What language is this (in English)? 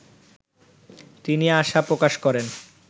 Bangla